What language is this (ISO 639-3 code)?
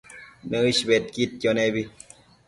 mcf